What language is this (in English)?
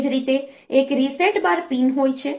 Gujarati